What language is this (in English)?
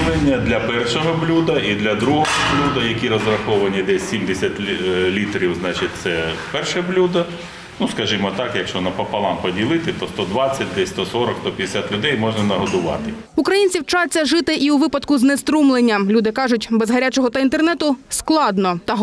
Ukrainian